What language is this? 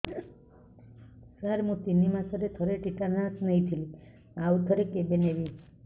Odia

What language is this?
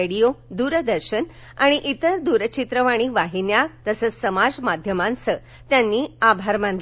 Marathi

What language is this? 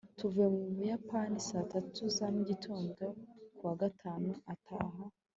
Kinyarwanda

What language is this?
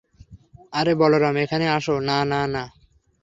Bangla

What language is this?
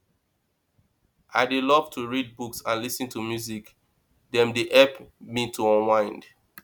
Nigerian Pidgin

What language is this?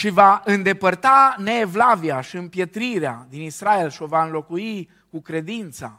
Romanian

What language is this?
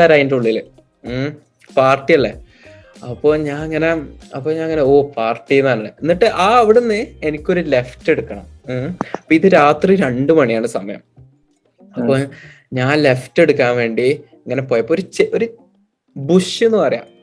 Malayalam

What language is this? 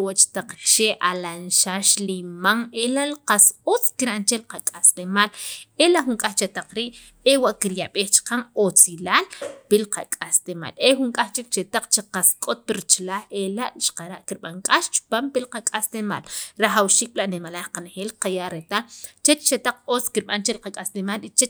Sacapulteco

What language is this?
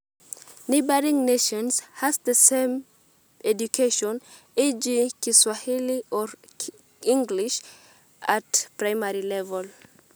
Masai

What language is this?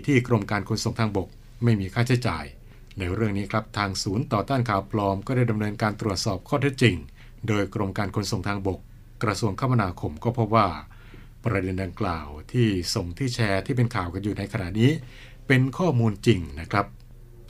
Thai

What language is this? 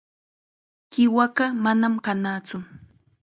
Chiquián Ancash Quechua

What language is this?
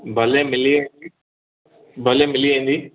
Sindhi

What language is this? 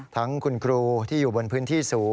Thai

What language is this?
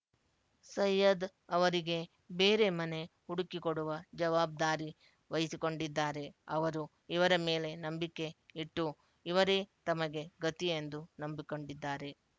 Kannada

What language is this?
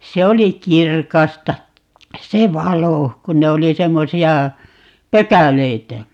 Finnish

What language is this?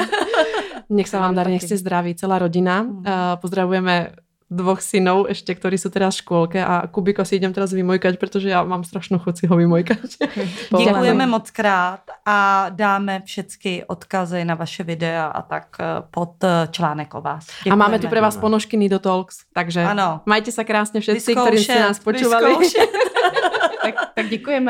Czech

